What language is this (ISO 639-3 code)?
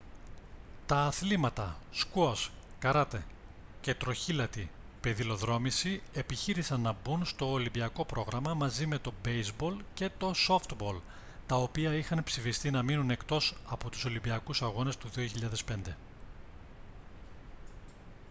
ell